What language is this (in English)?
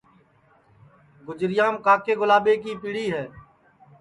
Sansi